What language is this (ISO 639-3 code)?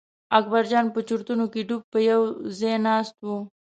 pus